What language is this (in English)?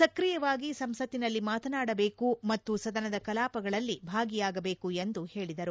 Kannada